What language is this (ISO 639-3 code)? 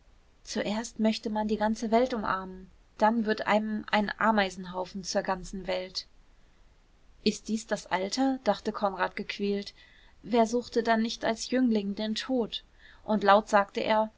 deu